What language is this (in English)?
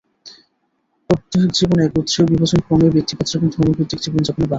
Bangla